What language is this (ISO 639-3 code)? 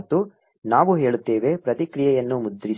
kan